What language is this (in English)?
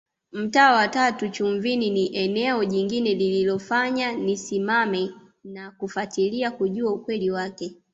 Swahili